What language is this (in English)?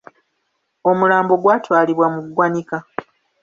Ganda